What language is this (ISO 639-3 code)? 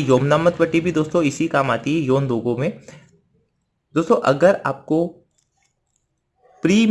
hin